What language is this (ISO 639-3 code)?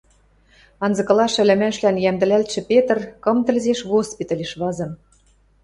mrj